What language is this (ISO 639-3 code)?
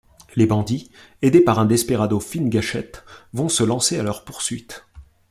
fra